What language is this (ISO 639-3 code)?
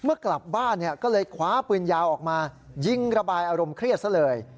tha